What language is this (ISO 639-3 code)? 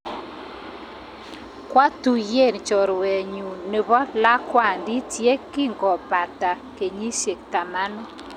kln